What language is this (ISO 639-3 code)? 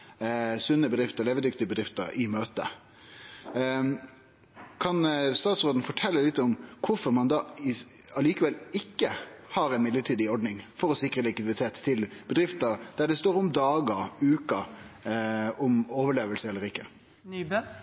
nno